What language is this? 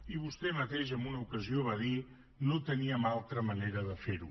Catalan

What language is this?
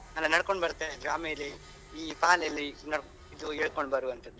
Kannada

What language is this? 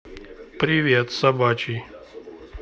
Russian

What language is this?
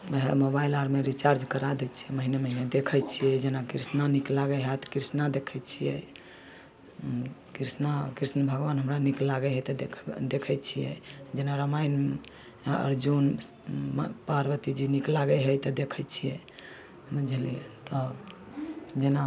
Maithili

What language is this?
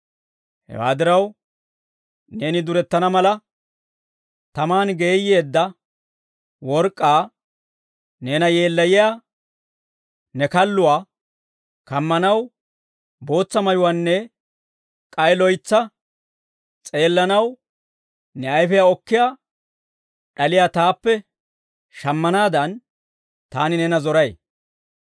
Dawro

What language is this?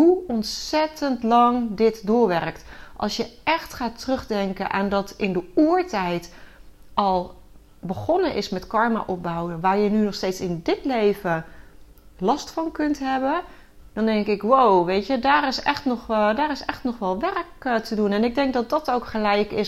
Dutch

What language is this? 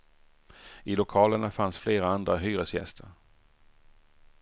Swedish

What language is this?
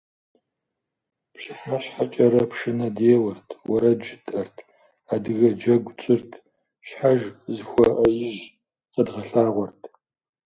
Kabardian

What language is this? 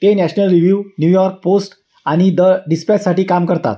Marathi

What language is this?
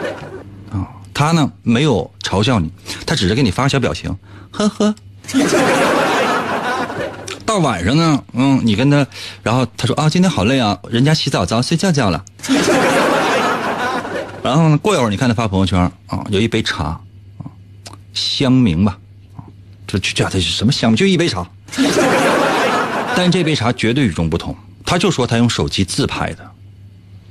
Chinese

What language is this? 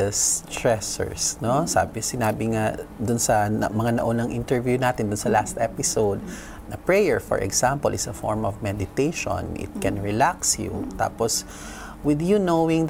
Filipino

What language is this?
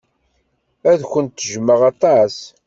Kabyle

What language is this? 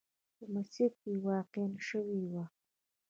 Pashto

